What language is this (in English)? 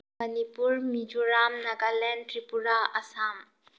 Manipuri